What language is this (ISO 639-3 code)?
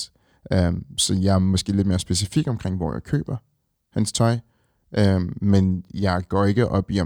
dan